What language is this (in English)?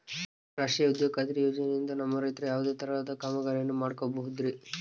Kannada